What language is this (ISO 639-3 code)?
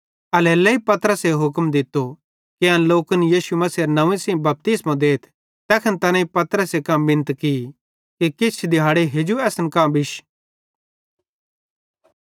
bhd